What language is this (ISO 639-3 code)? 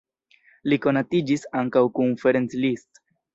epo